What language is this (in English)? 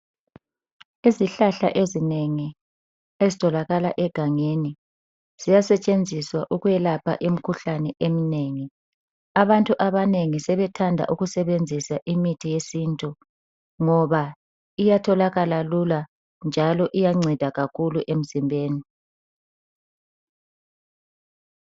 North Ndebele